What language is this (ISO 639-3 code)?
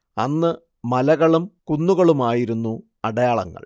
mal